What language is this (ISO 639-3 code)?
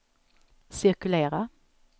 swe